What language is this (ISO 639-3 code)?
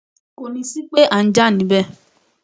yor